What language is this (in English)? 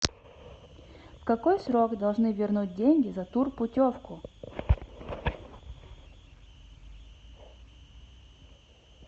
Russian